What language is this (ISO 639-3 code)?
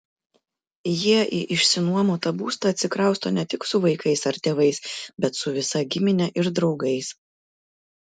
lit